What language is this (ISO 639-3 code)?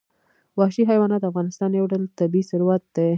pus